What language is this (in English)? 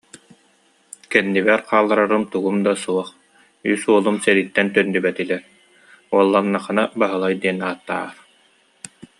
Yakut